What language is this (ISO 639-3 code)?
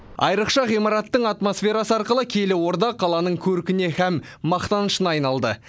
kaz